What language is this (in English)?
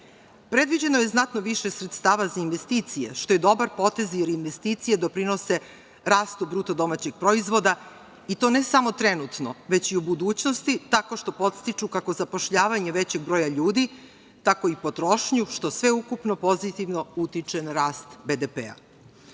Serbian